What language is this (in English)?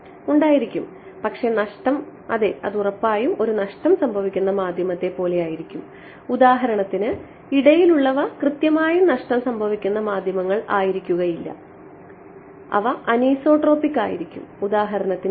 Malayalam